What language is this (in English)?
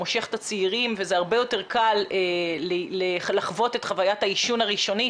Hebrew